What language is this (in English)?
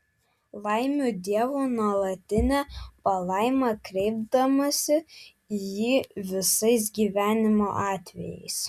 Lithuanian